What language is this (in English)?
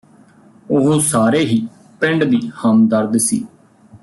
Punjabi